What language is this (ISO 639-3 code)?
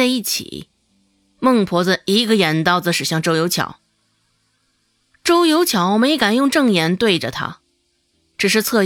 zho